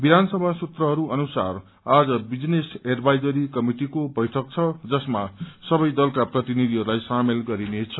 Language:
Nepali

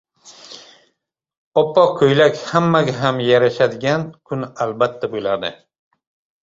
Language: Uzbek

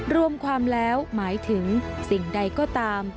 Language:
Thai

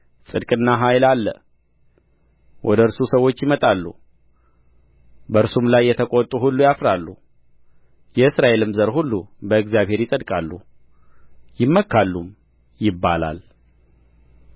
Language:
Amharic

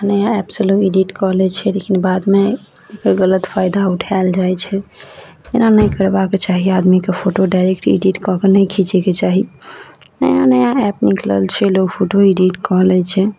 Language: Maithili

